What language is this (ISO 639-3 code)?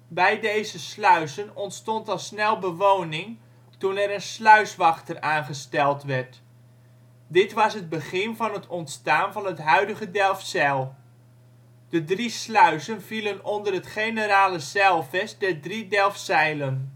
nld